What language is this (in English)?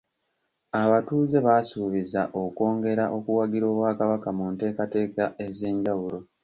Ganda